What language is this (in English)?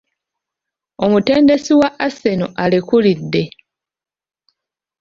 Ganda